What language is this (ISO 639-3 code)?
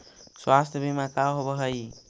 mag